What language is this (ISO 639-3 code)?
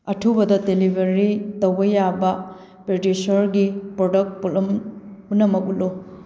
mni